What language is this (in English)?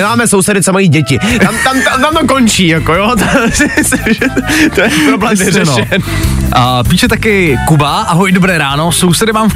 Czech